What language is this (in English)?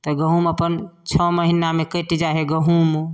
Maithili